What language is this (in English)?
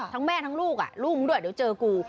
Thai